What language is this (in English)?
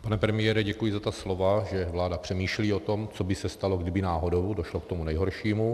Czech